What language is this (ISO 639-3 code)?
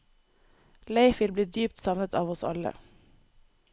nor